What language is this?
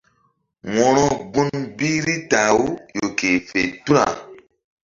Mbum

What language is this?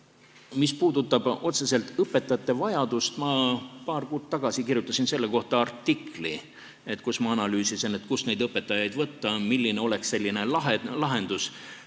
Estonian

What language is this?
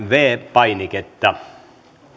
Finnish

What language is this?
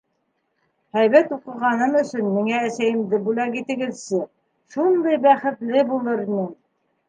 Bashkir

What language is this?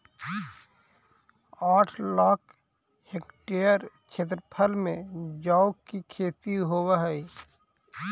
Magahi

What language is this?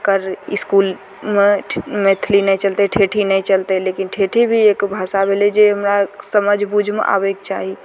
Maithili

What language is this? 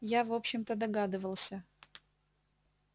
Russian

